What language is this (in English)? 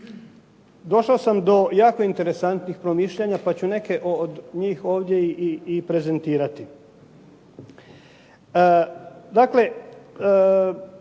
Croatian